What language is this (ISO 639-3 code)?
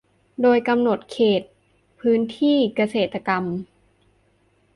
tha